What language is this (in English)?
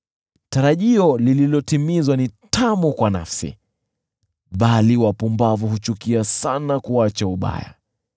Swahili